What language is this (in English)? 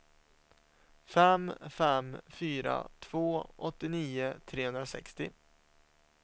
Swedish